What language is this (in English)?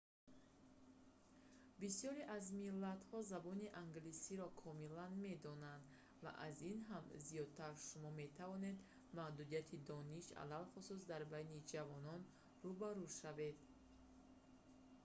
Tajik